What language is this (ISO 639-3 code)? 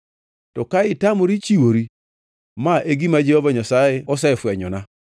luo